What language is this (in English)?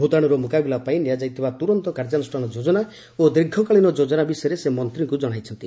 Odia